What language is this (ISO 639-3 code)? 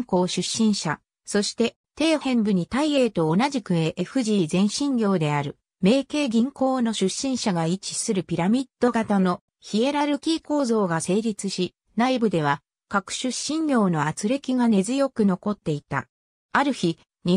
jpn